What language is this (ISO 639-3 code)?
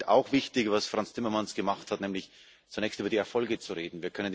deu